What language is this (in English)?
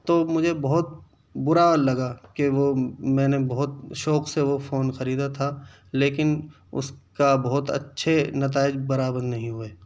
Urdu